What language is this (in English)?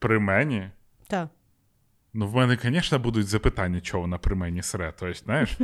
Ukrainian